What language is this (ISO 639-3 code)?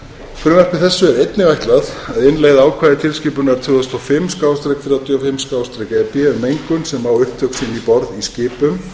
isl